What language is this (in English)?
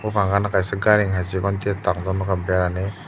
Kok Borok